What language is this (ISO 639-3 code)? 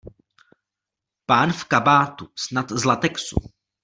ces